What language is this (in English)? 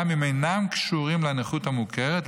Hebrew